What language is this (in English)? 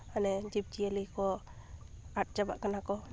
Santali